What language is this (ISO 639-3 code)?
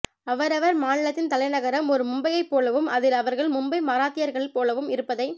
tam